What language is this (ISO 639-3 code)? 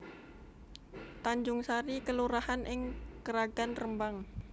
jav